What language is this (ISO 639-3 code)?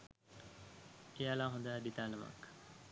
sin